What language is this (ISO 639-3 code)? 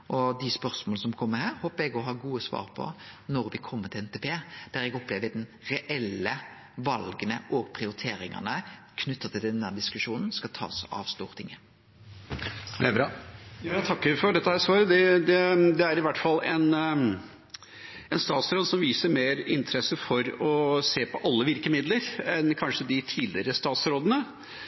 nor